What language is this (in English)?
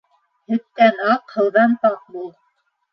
Bashkir